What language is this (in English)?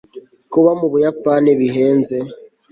Kinyarwanda